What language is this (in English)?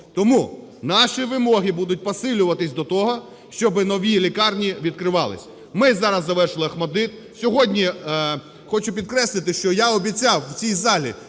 Ukrainian